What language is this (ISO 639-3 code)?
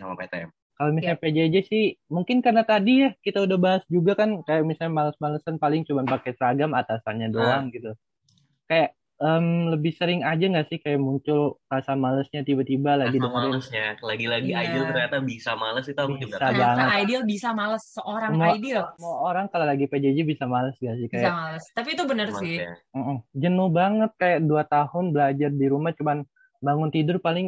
ind